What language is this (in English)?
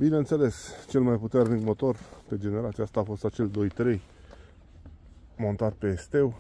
Romanian